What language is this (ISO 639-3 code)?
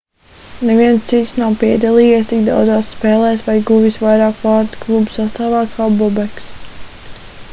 lav